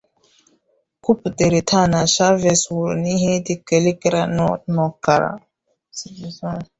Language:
Igbo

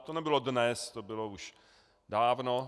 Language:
Czech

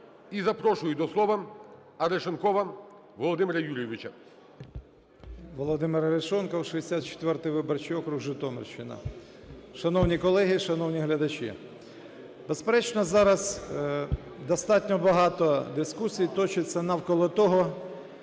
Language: Ukrainian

